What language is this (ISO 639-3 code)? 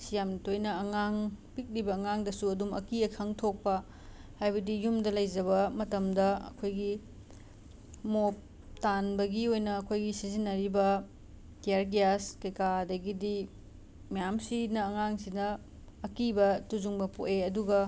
mni